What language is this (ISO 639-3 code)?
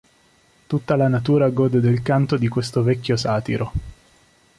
ita